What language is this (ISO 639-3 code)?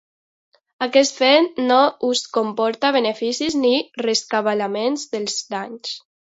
cat